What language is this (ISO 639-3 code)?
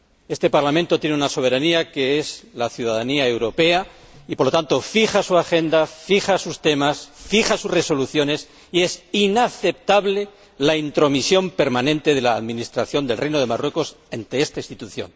spa